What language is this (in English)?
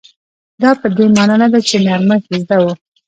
Pashto